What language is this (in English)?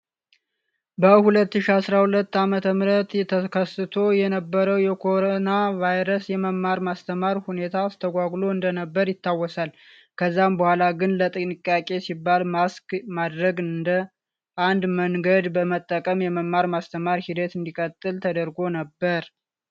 Amharic